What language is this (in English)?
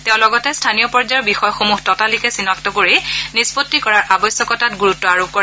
Assamese